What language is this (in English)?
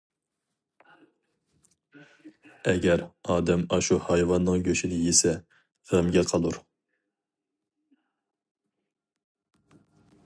Uyghur